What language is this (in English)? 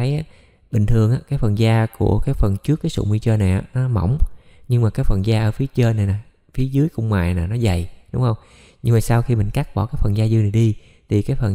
Vietnamese